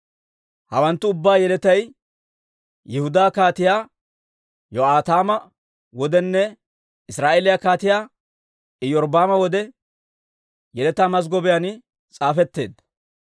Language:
Dawro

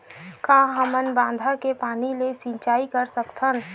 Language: Chhattisgarhi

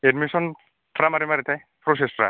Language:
Bodo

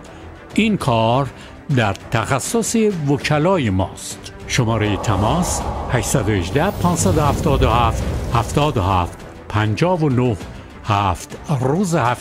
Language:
Persian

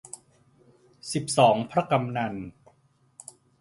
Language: Thai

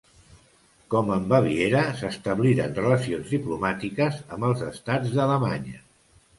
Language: Catalan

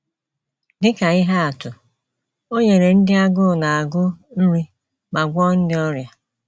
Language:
Igbo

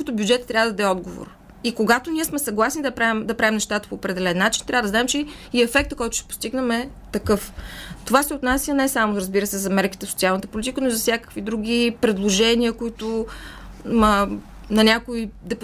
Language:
Bulgarian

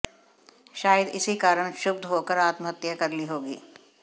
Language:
Hindi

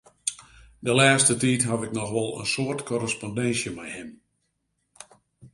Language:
Western Frisian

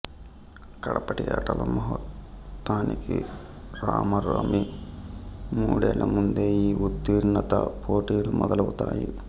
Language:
Telugu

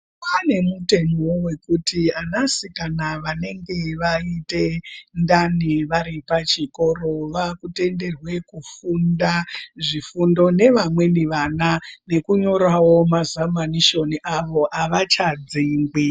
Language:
Ndau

